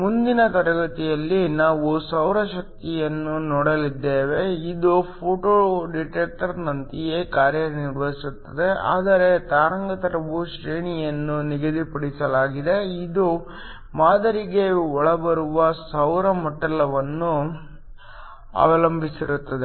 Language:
Kannada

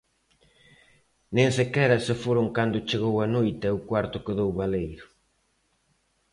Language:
Galician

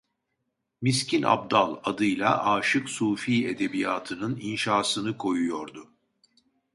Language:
Turkish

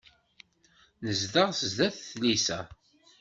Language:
Kabyle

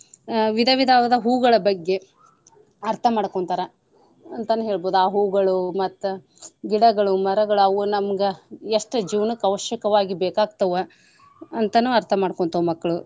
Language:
Kannada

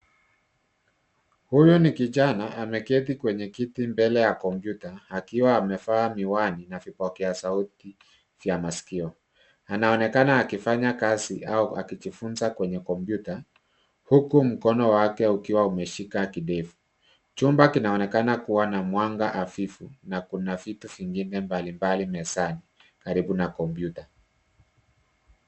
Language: Swahili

